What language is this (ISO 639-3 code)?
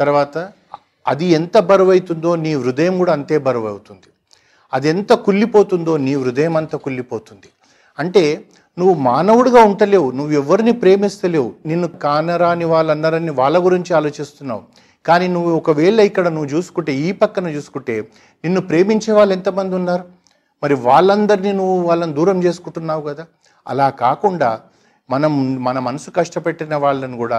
tel